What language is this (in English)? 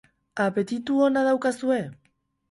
Basque